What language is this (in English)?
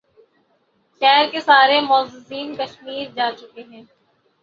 Urdu